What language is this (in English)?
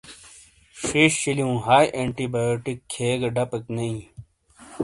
Shina